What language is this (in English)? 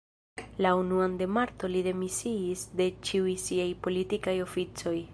Esperanto